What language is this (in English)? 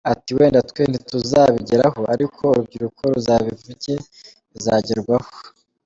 Kinyarwanda